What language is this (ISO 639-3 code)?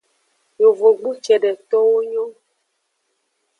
ajg